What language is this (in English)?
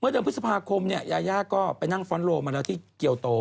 Thai